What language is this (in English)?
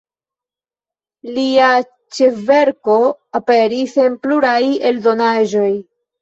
Esperanto